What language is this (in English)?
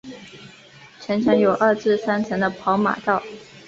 Chinese